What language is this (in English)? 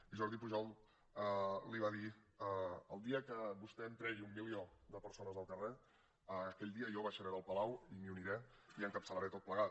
Catalan